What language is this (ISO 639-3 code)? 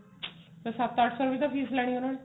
pan